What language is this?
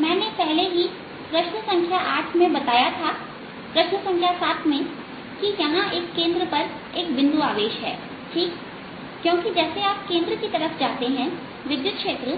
Hindi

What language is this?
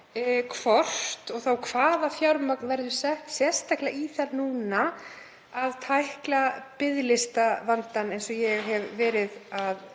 Icelandic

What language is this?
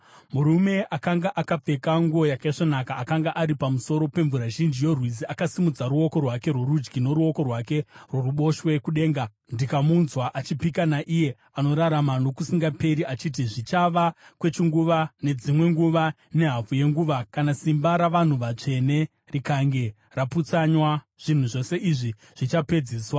Shona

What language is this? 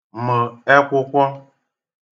Igbo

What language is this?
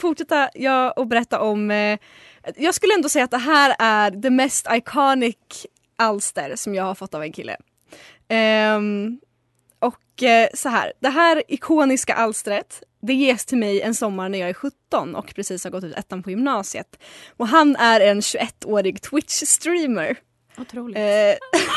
Swedish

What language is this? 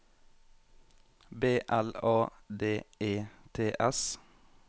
Norwegian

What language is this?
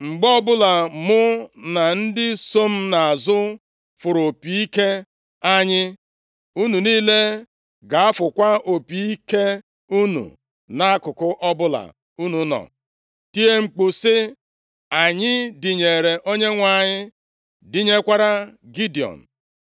Igbo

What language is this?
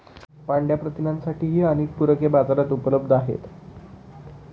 Marathi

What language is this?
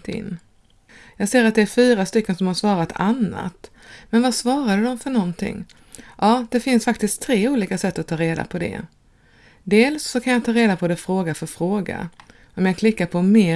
Swedish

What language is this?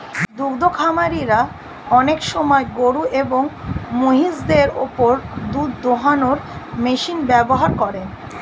Bangla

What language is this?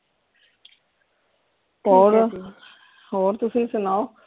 Punjabi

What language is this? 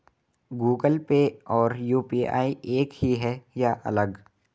Hindi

